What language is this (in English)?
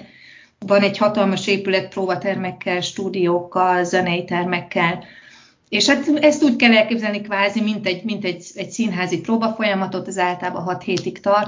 Hungarian